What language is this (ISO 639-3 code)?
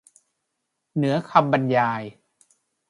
tha